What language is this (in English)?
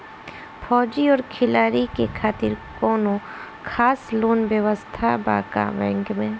Bhojpuri